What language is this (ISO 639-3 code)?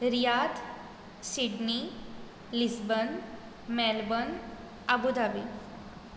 kok